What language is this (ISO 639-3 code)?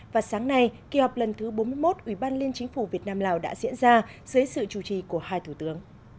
vie